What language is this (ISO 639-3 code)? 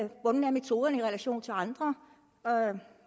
dan